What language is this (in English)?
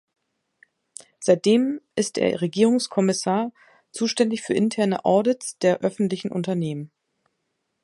German